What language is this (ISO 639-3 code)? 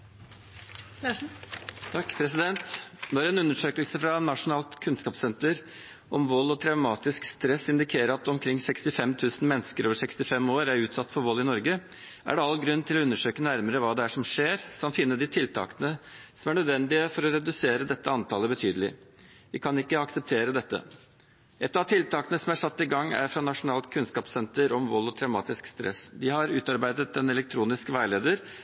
nob